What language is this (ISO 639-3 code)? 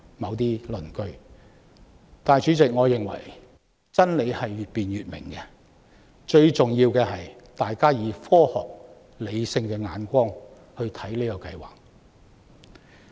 yue